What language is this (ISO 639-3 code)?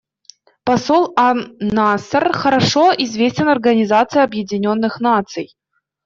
rus